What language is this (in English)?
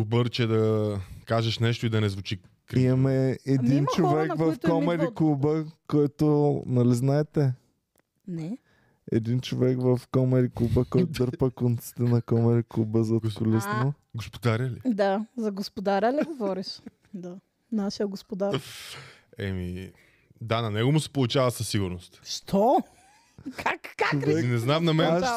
Bulgarian